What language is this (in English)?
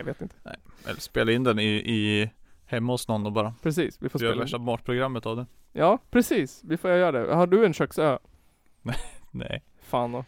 Swedish